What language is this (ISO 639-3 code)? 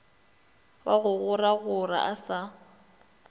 nso